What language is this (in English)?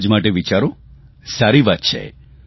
Gujarati